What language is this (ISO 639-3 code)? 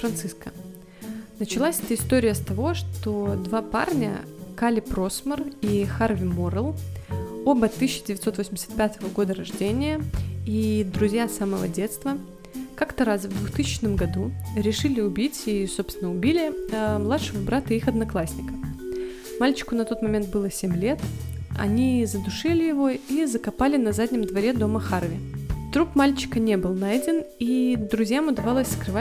rus